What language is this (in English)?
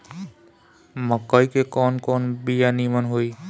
Bhojpuri